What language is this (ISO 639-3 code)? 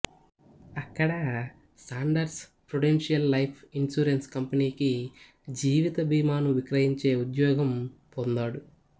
tel